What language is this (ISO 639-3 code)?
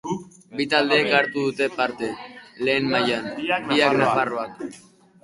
eus